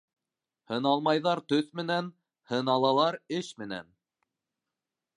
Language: Bashkir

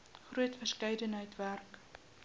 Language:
Afrikaans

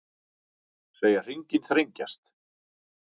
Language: Icelandic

